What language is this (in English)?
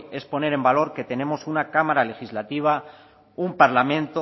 Spanish